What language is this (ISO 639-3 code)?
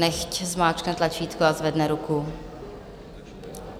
ces